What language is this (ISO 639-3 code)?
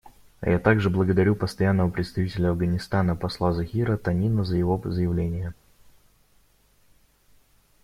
rus